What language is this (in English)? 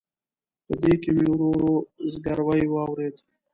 Pashto